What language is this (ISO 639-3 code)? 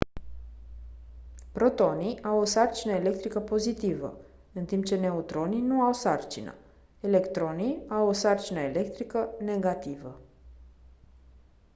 ron